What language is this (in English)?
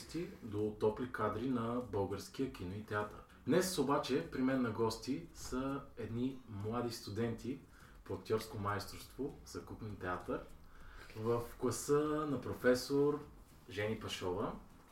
Bulgarian